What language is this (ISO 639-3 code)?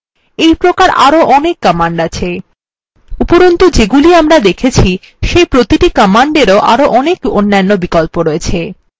ben